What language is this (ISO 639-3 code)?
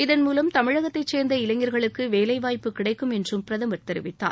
tam